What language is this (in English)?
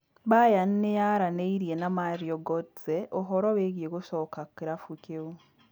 Kikuyu